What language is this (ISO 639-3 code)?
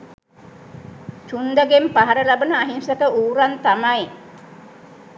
sin